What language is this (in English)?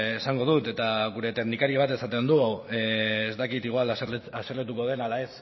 Basque